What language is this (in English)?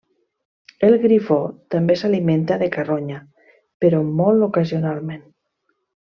Catalan